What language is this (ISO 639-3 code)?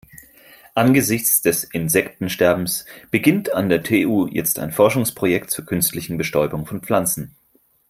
deu